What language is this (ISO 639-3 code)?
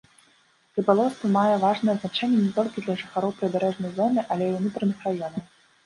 bel